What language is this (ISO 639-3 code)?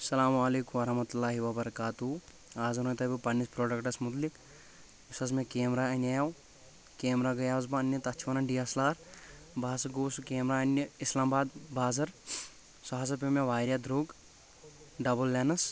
kas